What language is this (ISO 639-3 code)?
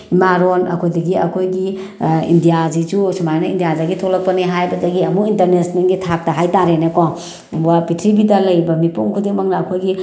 mni